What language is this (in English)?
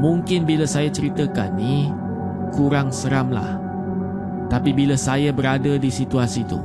Malay